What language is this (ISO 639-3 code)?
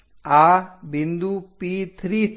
guj